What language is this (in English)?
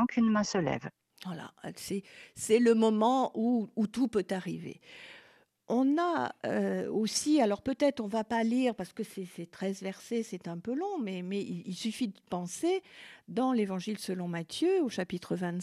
French